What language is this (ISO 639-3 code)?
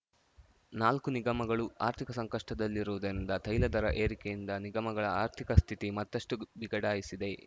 kan